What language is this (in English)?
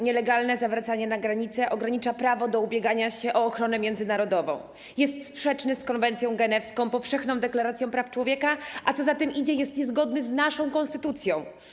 Polish